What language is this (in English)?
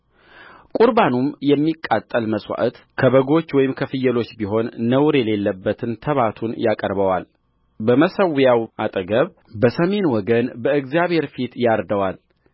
Amharic